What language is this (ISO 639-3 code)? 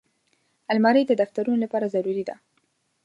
pus